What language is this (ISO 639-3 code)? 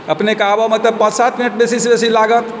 mai